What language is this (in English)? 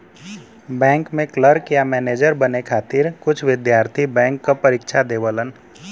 Bhojpuri